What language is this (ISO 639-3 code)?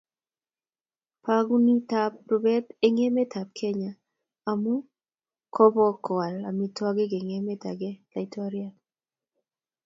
kln